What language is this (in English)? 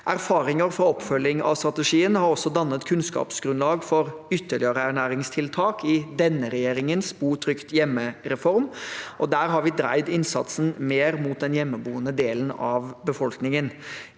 Norwegian